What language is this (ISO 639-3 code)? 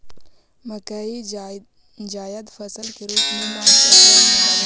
mag